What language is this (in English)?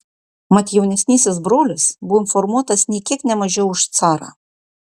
Lithuanian